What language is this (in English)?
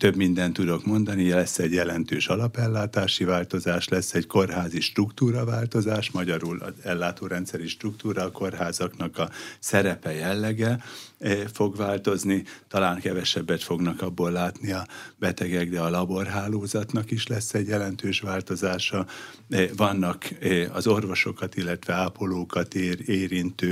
Hungarian